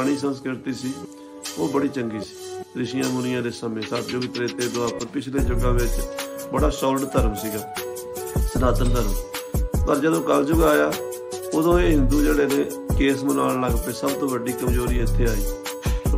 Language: Punjabi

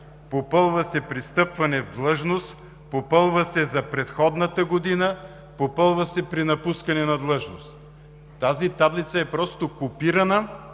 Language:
Bulgarian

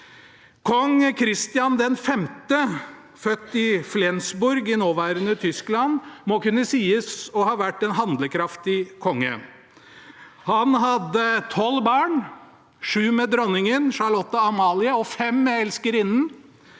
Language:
Norwegian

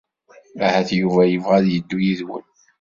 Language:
Kabyle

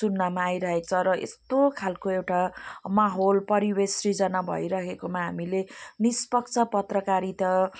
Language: Nepali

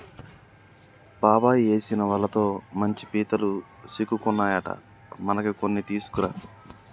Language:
Telugu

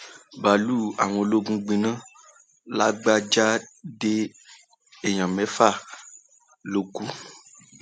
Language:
Yoruba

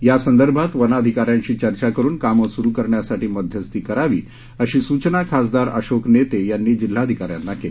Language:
Marathi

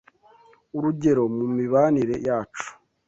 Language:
Kinyarwanda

